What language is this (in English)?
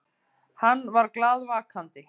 Icelandic